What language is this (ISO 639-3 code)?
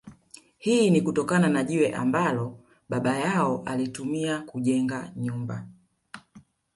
swa